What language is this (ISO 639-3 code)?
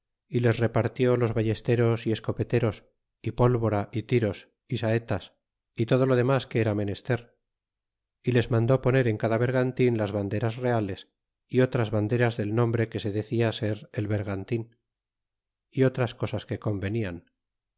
spa